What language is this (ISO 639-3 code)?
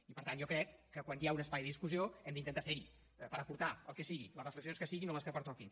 cat